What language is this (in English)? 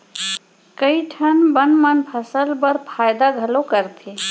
Chhattisgarhi